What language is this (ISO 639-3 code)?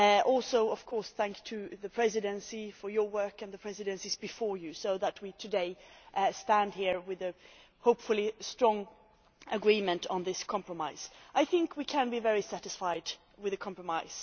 eng